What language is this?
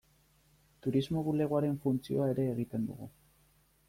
Basque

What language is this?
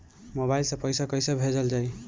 Bhojpuri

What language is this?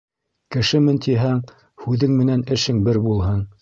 Bashkir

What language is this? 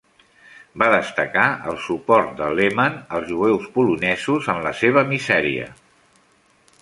Catalan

